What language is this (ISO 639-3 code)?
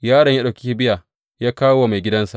hau